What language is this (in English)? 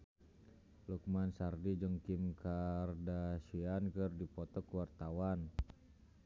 Sundanese